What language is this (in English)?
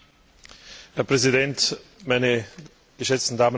German